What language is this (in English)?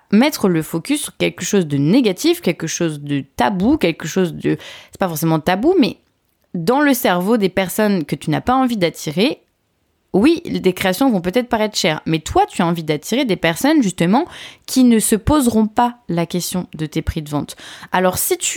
French